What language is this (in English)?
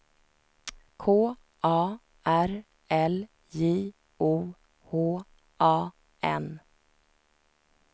Swedish